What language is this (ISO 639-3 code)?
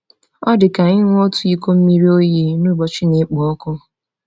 ibo